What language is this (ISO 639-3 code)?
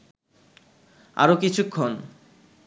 ben